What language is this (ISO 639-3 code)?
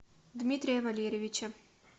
rus